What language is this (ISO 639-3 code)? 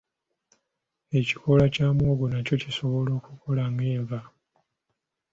lug